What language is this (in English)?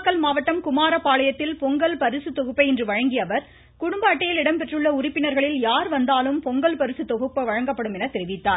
Tamil